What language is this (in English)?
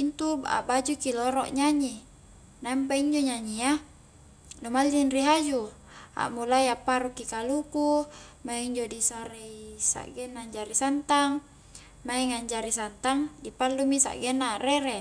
Highland Konjo